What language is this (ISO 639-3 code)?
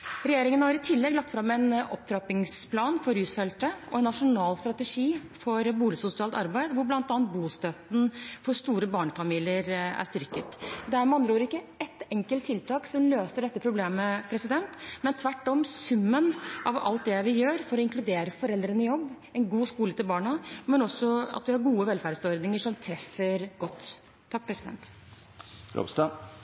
nob